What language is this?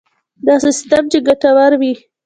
Pashto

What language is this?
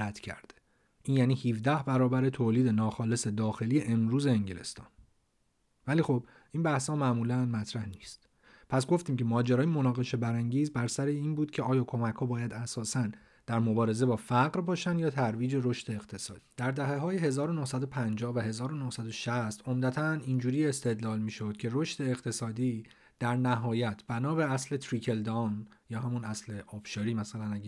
Persian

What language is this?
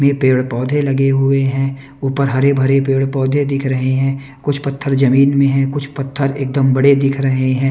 Hindi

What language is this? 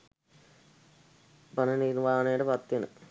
Sinhala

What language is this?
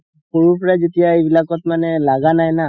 Assamese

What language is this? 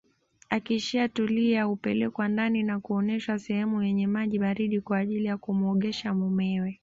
Swahili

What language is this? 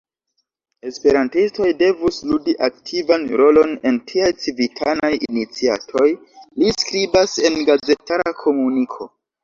Esperanto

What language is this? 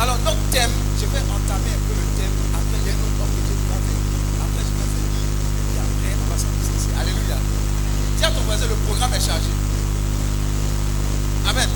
French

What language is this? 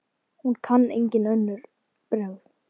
Icelandic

